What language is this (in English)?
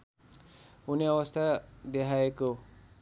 Nepali